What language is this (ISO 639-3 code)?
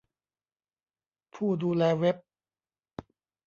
tha